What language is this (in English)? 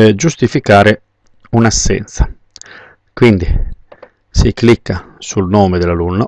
Italian